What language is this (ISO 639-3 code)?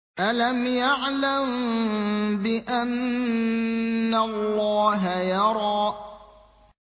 ara